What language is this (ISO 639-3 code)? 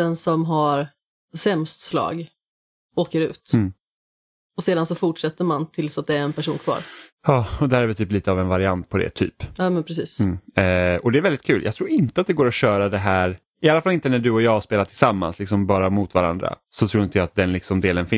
swe